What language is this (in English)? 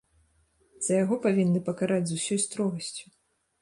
Belarusian